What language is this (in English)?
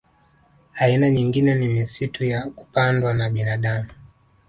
Swahili